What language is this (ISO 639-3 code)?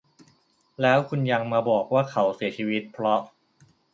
tha